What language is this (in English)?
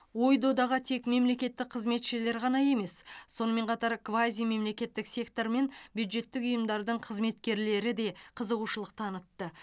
Kazakh